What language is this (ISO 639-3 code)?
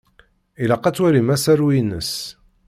kab